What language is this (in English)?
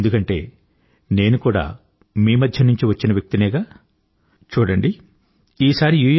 Telugu